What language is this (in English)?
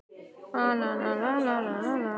Icelandic